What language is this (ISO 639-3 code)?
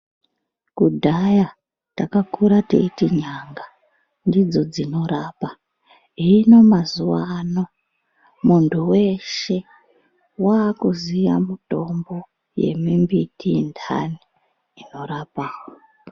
ndc